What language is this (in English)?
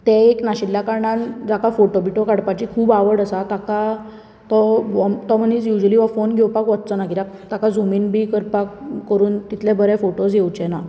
Konkani